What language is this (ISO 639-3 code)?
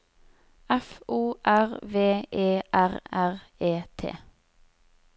nor